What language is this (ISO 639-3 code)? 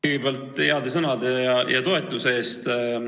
est